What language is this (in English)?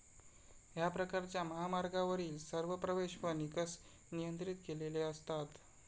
Marathi